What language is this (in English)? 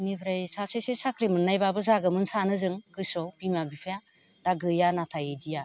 Bodo